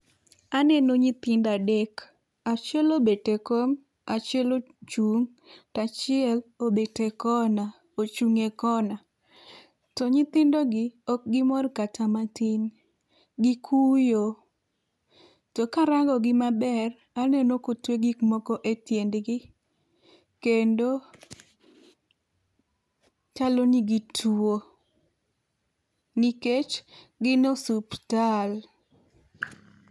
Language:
Luo (Kenya and Tanzania)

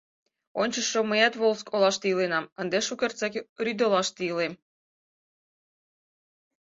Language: Mari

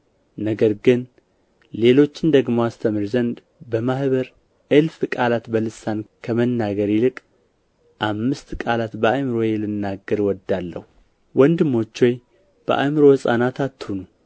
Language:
Amharic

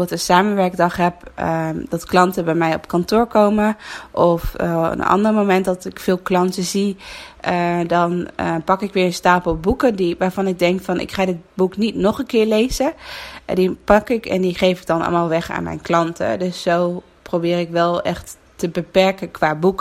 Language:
Dutch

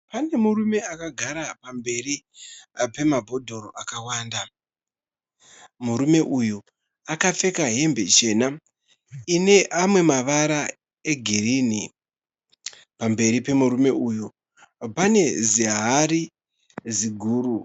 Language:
Shona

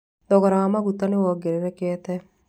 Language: Kikuyu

